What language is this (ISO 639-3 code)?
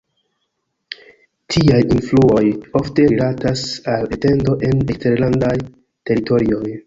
epo